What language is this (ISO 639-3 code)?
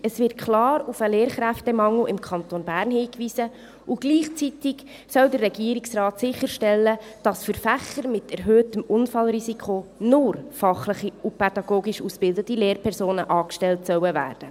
gsw